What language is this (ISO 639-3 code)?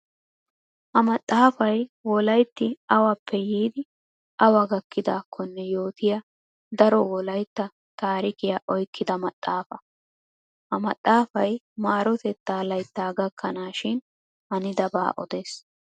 wal